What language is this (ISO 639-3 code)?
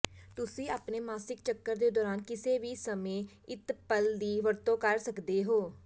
pan